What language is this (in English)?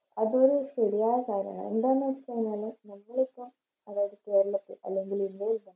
Malayalam